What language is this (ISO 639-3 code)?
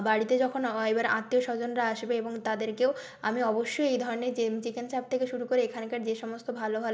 ben